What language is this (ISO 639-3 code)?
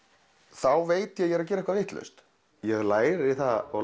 isl